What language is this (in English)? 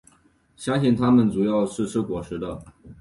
Chinese